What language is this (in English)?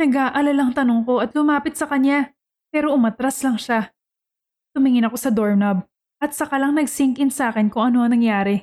Filipino